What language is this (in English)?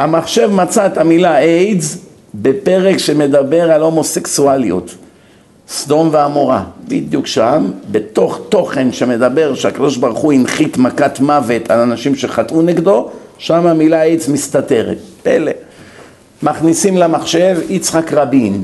Hebrew